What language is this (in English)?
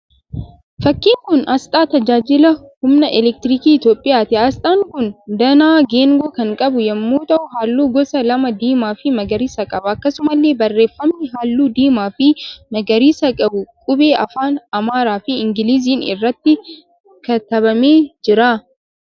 Oromo